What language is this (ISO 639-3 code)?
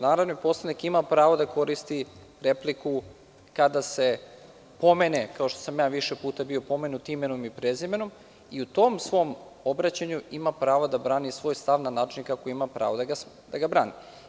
srp